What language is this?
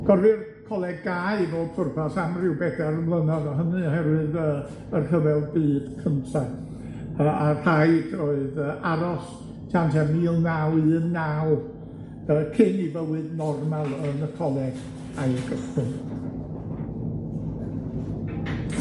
Welsh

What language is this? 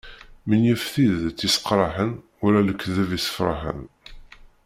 Kabyle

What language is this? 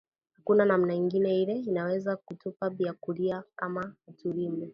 Swahili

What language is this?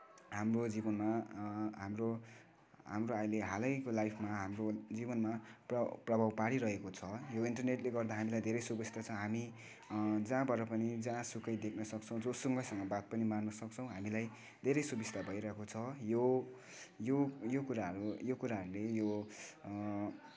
Nepali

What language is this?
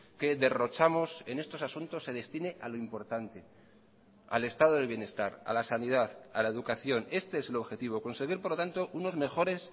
Spanish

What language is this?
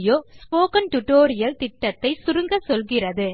Tamil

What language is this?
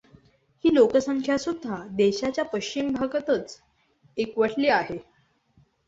Marathi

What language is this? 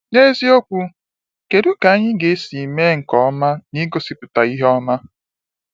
Igbo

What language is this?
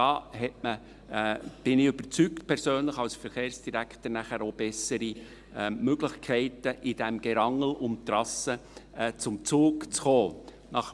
Swiss German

